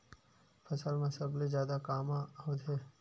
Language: Chhattisgarhi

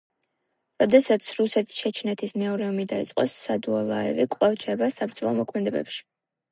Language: Georgian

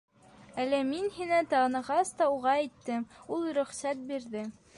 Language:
Bashkir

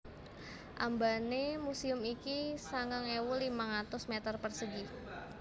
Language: Javanese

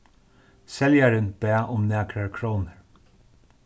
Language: Faroese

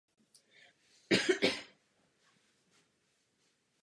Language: Czech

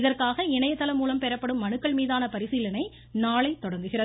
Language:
Tamil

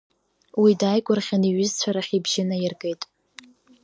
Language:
Abkhazian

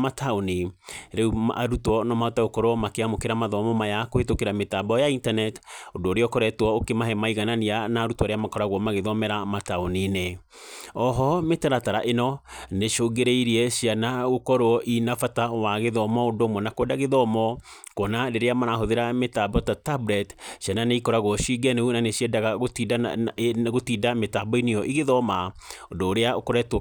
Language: Kikuyu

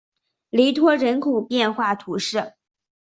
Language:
Chinese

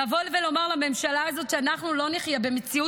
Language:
Hebrew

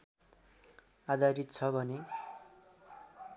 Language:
Nepali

